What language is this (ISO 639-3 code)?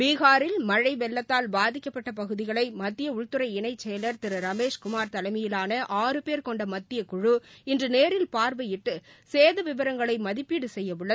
tam